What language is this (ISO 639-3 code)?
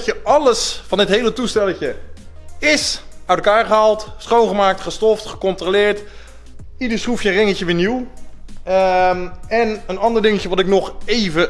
nld